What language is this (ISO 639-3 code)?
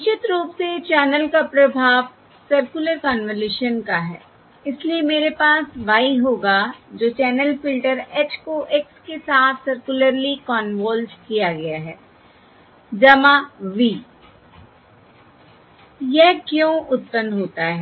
hin